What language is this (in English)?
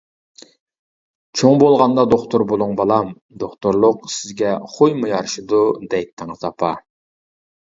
Uyghur